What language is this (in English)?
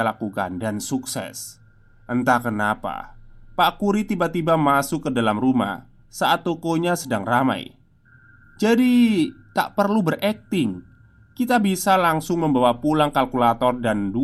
Indonesian